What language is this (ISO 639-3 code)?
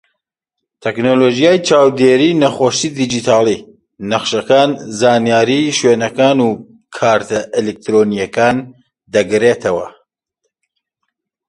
ckb